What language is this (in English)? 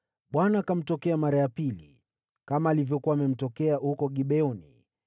Swahili